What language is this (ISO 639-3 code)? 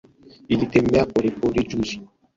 swa